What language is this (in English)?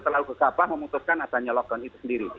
Indonesian